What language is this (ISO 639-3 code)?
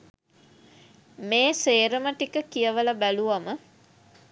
sin